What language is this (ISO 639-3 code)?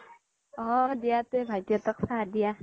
asm